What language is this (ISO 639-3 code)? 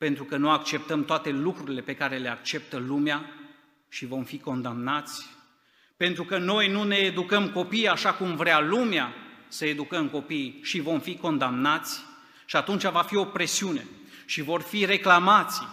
ron